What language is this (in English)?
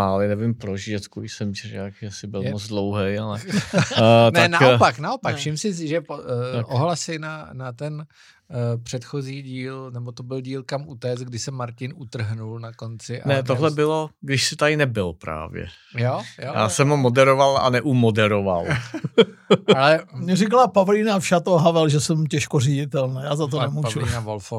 Czech